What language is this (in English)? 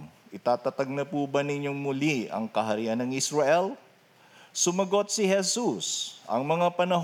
Filipino